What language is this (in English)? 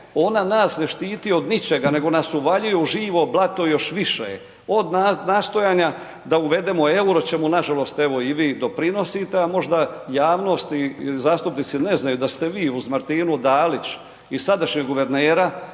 Croatian